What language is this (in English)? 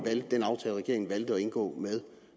Danish